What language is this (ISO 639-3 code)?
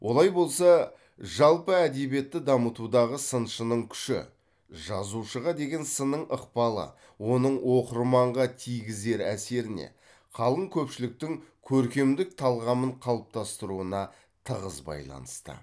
kaz